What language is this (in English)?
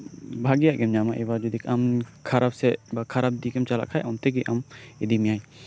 Santali